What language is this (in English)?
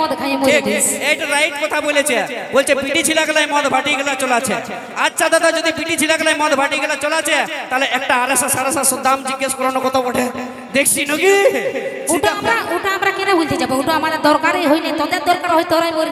Bangla